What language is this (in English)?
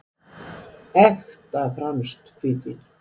Icelandic